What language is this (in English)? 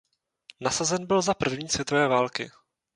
Czech